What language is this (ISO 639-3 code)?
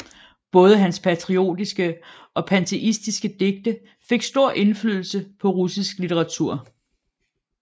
dan